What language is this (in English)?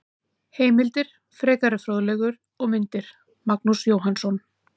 Icelandic